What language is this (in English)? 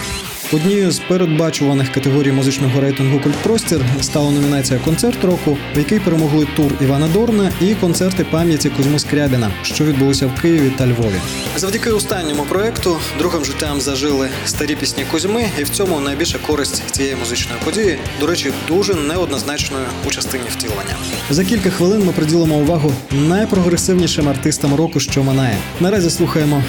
Ukrainian